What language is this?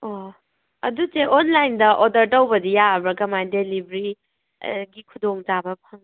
Manipuri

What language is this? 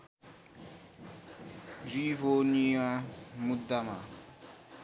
Nepali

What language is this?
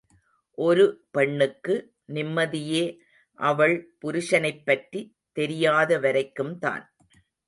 Tamil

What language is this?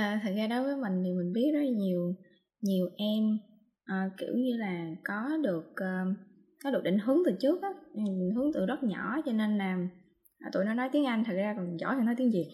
Vietnamese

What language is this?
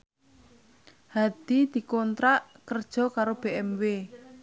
Javanese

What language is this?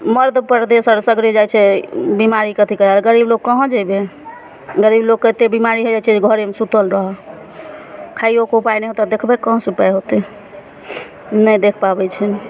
Maithili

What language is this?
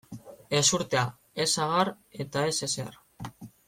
Basque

